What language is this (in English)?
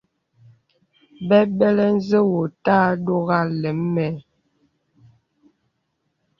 Bebele